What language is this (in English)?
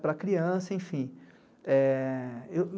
Portuguese